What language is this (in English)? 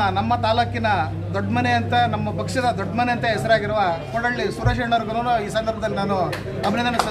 Kannada